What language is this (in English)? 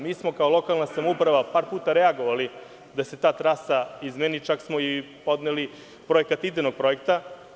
Serbian